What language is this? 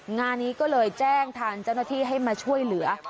Thai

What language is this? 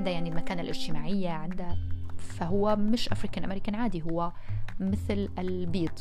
Arabic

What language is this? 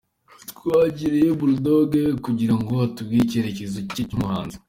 Kinyarwanda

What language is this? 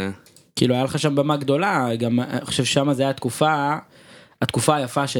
Hebrew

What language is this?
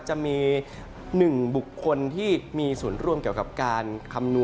Thai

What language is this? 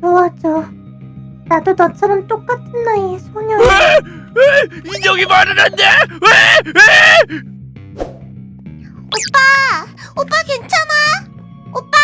Korean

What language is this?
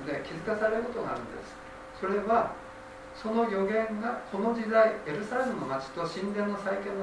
Japanese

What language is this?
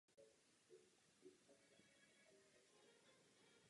Czech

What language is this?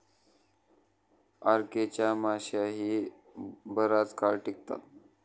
Marathi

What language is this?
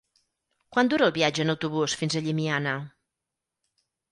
Catalan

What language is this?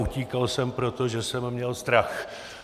Czech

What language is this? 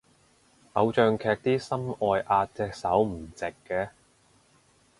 Cantonese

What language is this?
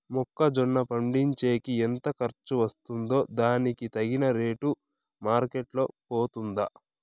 Telugu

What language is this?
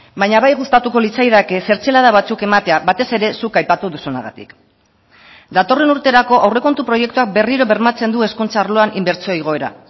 Basque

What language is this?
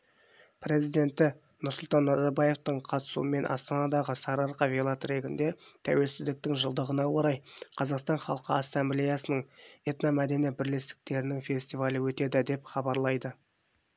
Kazakh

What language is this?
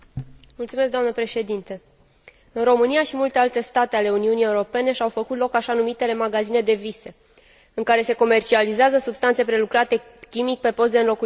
Romanian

